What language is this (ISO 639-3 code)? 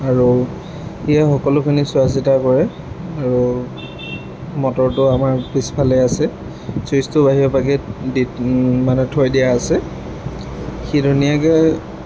asm